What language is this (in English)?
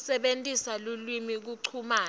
Swati